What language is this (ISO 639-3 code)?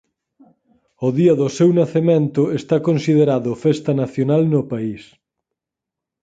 glg